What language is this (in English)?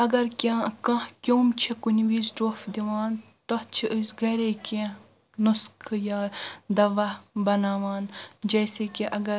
Kashmiri